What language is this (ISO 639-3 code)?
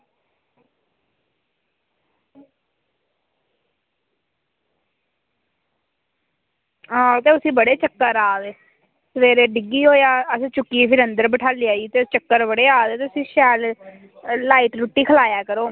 doi